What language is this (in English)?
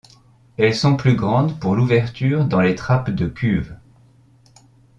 French